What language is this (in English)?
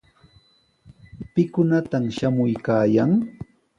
Sihuas Ancash Quechua